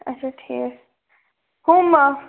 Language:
Kashmiri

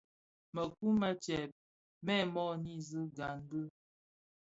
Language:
Bafia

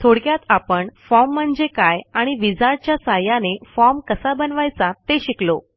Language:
Marathi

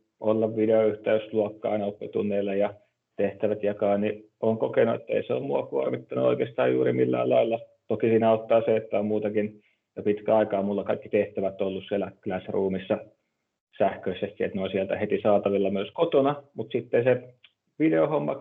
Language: Finnish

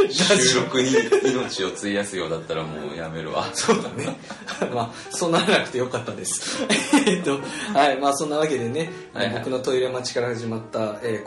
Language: Japanese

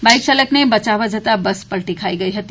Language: Gujarati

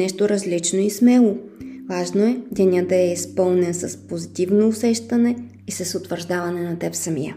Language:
Bulgarian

